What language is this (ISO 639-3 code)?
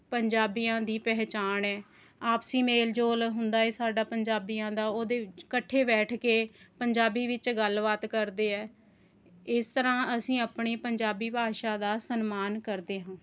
pan